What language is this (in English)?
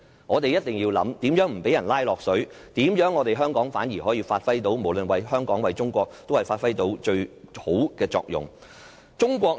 Cantonese